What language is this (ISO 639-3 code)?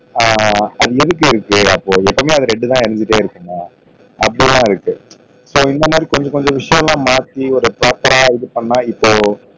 tam